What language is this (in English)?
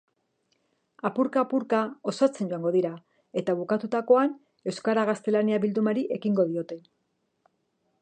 Basque